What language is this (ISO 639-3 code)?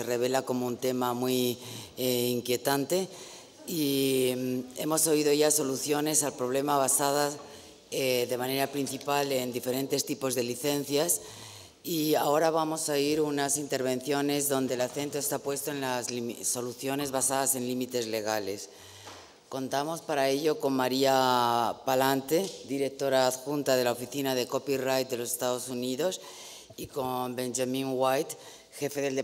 spa